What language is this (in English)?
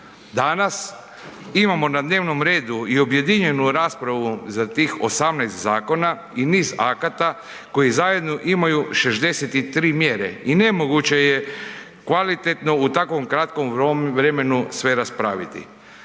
Croatian